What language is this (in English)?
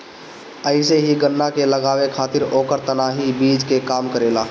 Bhojpuri